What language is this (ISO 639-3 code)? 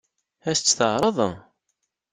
kab